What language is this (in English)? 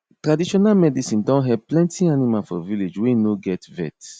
Nigerian Pidgin